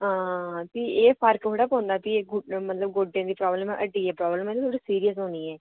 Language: Dogri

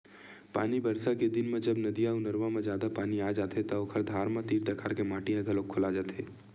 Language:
Chhattisgarhi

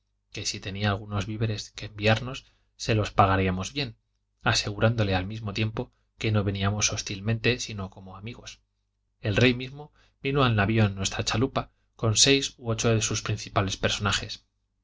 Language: Spanish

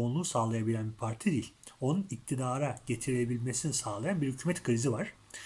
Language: Turkish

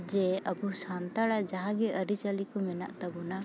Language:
Santali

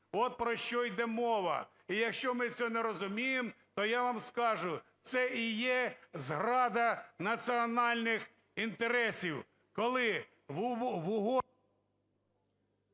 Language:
Ukrainian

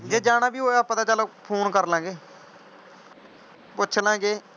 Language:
Punjabi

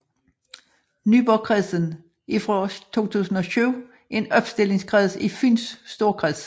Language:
Danish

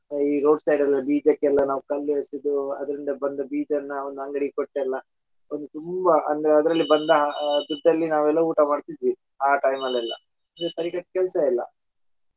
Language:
Kannada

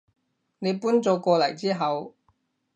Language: Cantonese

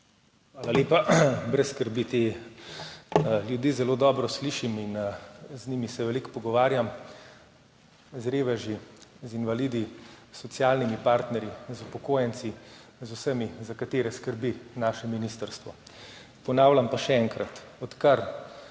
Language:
Slovenian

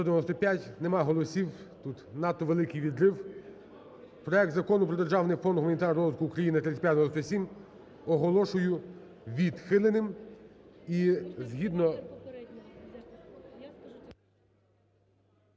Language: Ukrainian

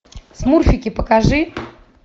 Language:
Russian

